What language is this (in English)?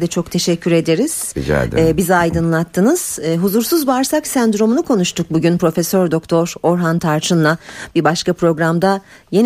Turkish